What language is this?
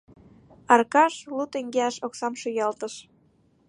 Mari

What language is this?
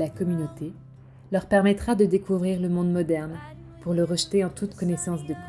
French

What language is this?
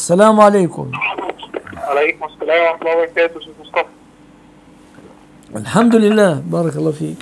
Arabic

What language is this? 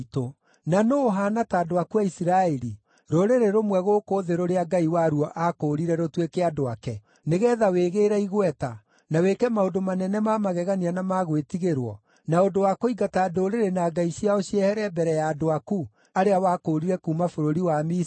Kikuyu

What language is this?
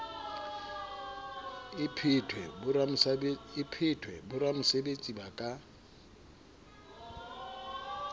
Southern Sotho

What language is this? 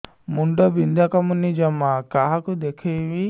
Odia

